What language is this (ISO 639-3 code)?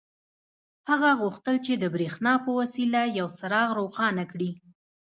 pus